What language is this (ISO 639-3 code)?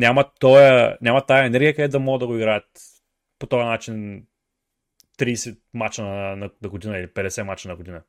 bul